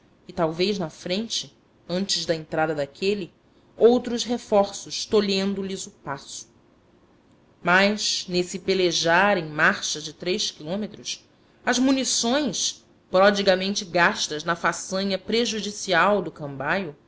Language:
Portuguese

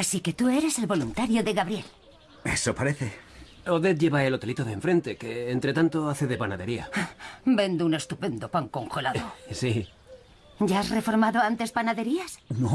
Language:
Spanish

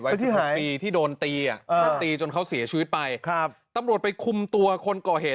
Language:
Thai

